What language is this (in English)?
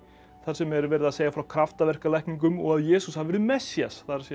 Icelandic